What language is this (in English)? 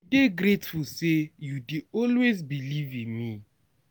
Nigerian Pidgin